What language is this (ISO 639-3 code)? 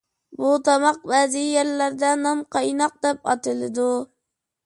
uig